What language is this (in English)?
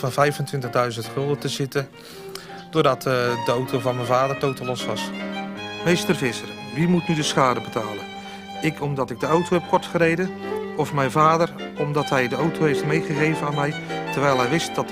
Dutch